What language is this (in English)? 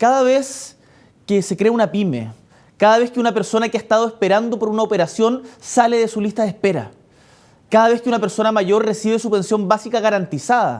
Spanish